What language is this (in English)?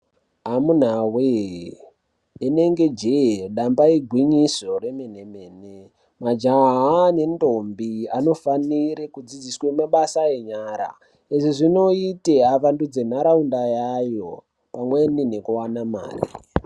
Ndau